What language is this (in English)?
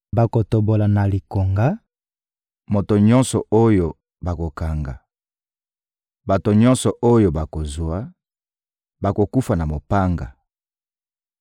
Lingala